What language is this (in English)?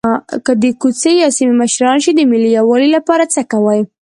Pashto